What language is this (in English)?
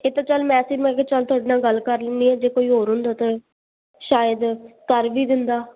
Punjabi